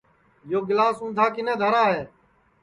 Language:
Sansi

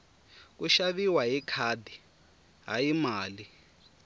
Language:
Tsonga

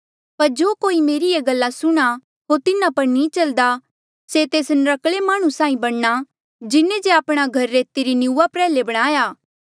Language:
Mandeali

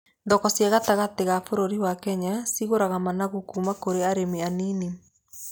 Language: Kikuyu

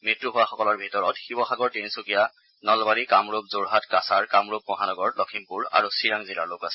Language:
Assamese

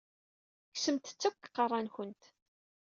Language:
Kabyle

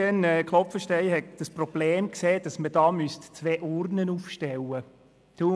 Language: Swiss German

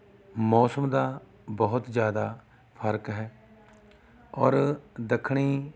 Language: Punjabi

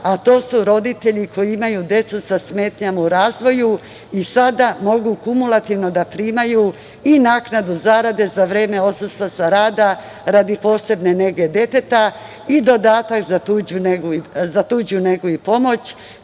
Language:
Serbian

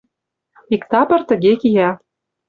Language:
Mari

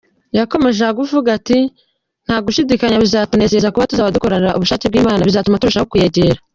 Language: Kinyarwanda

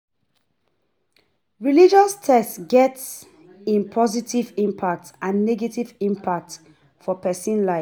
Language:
Nigerian Pidgin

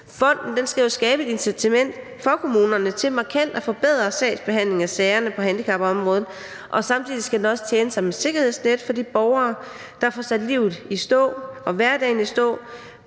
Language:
Danish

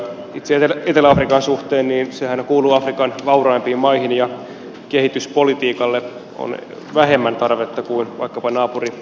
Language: Finnish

